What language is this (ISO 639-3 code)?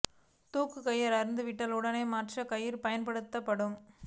tam